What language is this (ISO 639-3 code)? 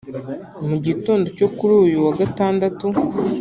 kin